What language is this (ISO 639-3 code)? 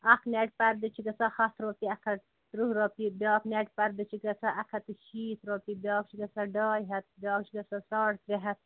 kas